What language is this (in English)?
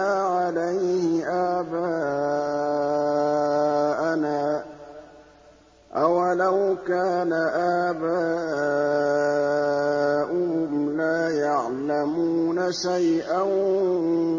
Arabic